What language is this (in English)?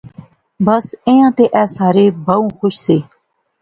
Pahari-Potwari